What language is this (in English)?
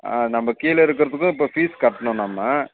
Tamil